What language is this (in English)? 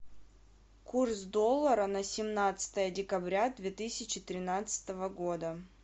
Russian